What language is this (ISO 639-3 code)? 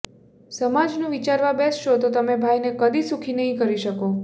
guj